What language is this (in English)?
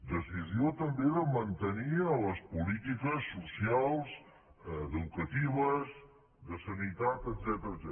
Catalan